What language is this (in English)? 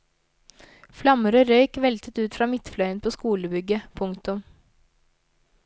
Norwegian